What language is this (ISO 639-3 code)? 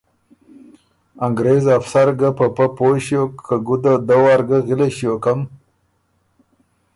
oru